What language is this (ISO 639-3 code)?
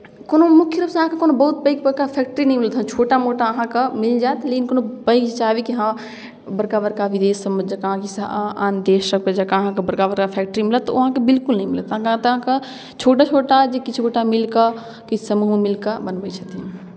mai